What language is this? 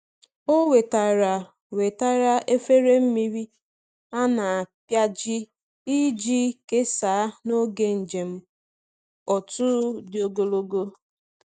Igbo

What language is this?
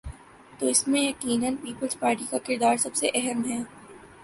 Urdu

